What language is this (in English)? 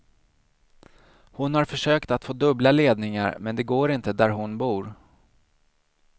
Swedish